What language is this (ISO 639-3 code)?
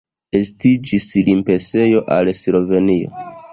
epo